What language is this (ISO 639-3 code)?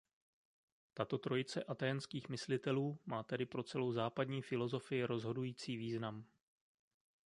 ces